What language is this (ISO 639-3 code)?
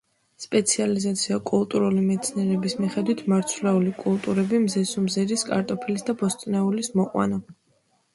kat